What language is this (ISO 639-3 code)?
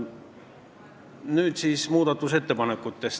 est